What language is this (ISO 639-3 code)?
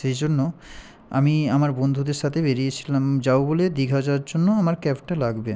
ben